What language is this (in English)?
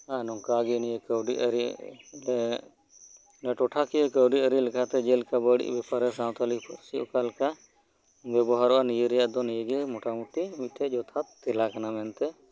Santali